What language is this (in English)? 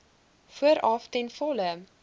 Afrikaans